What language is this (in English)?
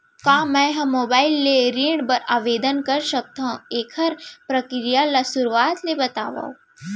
Chhattisgarhi